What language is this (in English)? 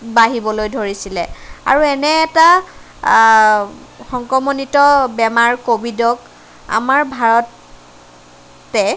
Assamese